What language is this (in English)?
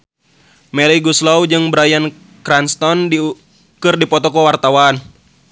Sundanese